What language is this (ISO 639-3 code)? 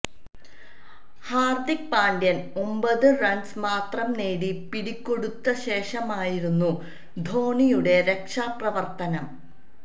mal